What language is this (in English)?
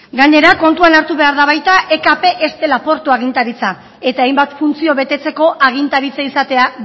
Basque